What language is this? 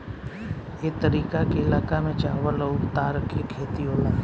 Bhojpuri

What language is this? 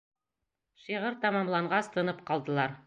Bashkir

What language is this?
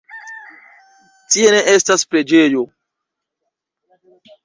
Esperanto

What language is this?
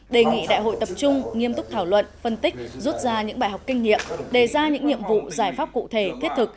Vietnamese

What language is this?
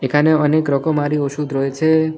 Bangla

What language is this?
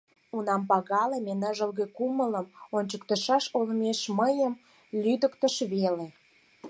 Mari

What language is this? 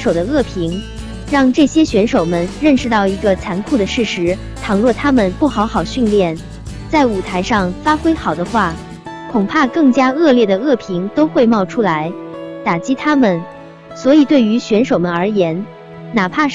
Chinese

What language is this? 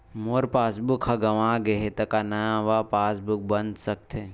Chhattisgarhi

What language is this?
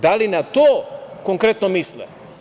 Serbian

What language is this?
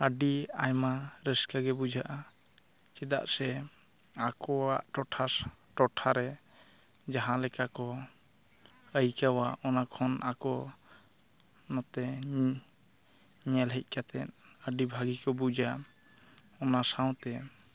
Santali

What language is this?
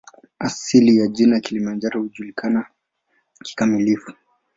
Swahili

